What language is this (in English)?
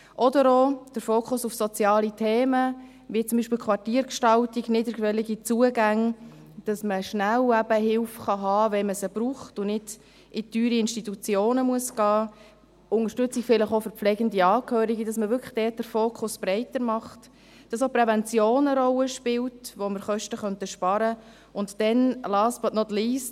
Swiss German